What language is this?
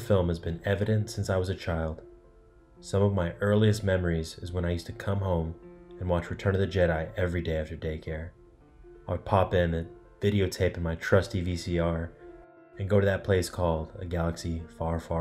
English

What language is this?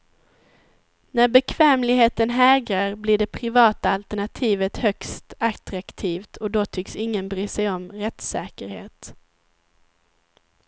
Swedish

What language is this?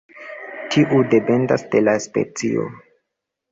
Esperanto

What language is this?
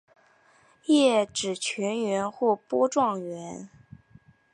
Chinese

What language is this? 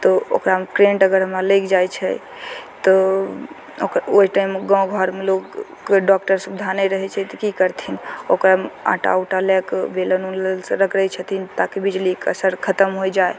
Maithili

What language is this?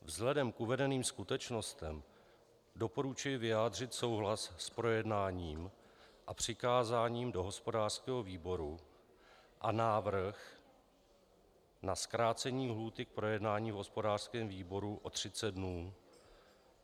Czech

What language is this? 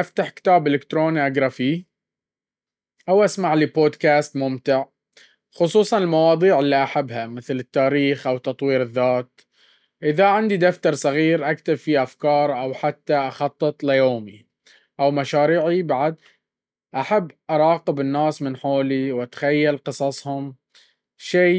Baharna Arabic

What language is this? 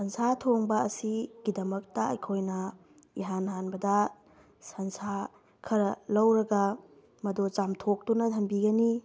Manipuri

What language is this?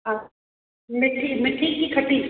Sindhi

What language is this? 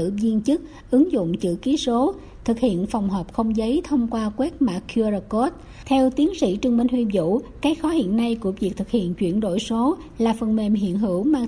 Vietnamese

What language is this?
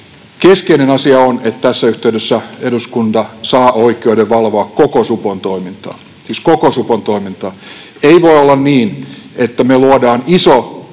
Finnish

